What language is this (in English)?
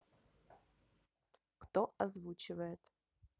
Russian